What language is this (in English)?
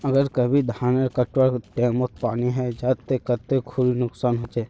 Magahi